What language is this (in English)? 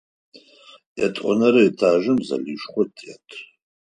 Adyghe